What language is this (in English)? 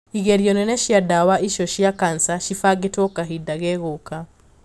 Kikuyu